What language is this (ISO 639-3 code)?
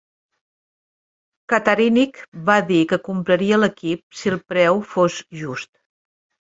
cat